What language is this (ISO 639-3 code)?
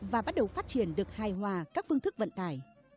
vie